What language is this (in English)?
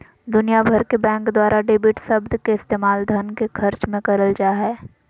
Magahi